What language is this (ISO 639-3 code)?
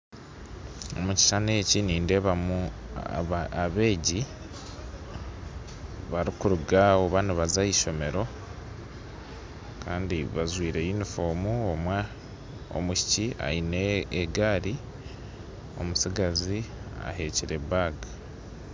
nyn